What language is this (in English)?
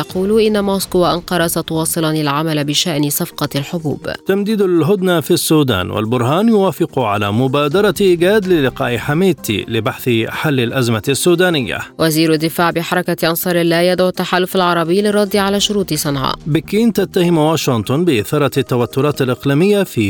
Arabic